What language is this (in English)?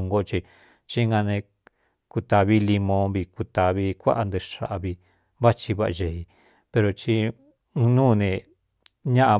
Cuyamecalco Mixtec